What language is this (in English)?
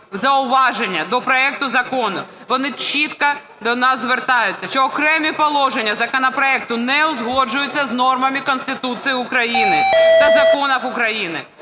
Ukrainian